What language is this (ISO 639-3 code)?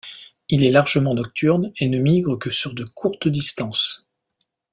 fra